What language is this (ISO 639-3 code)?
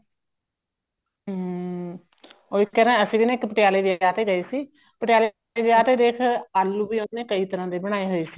pan